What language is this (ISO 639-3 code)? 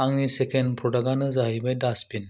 brx